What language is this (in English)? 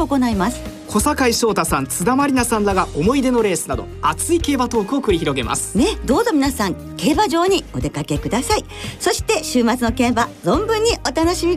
Japanese